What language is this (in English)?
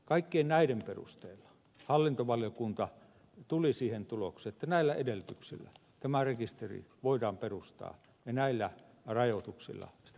Finnish